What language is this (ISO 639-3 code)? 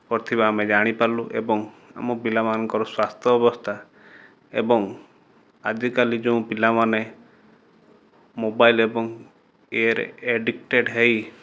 ori